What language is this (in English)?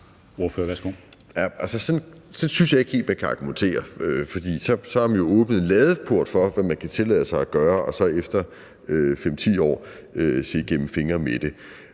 Danish